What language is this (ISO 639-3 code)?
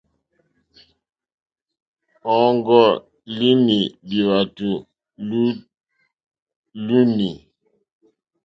bri